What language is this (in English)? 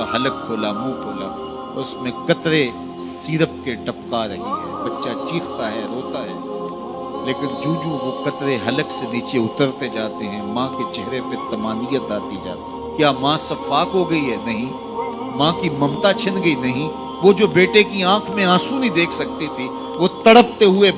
Hindi